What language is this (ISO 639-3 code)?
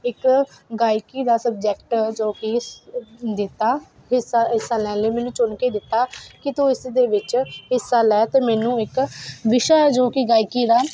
pan